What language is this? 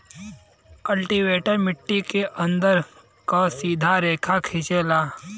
Bhojpuri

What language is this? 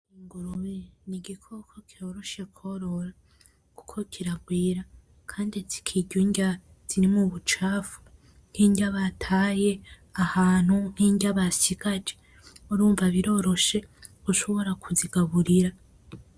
Rundi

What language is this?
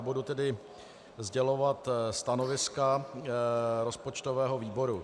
Czech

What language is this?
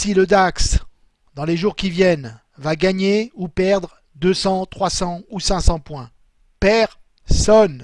French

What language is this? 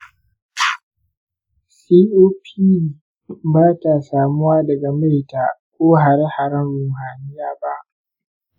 Hausa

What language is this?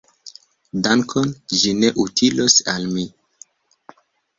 Esperanto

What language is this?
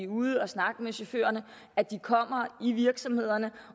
Danish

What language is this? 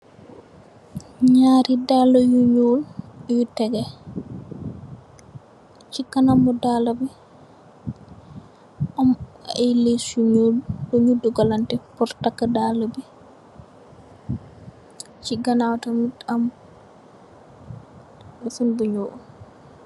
Wolof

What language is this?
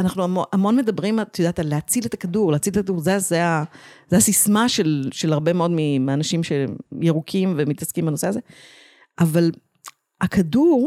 Hebrew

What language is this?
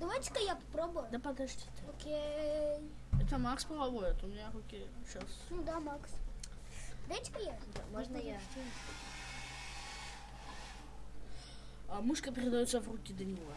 Russian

